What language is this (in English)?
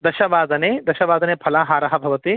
Sanskrit